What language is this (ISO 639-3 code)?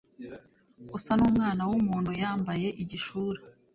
kin